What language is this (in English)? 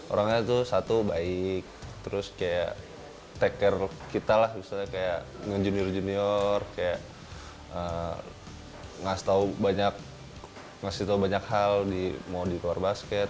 Indonesian